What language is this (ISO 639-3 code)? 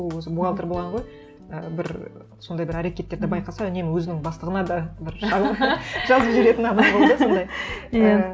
kaz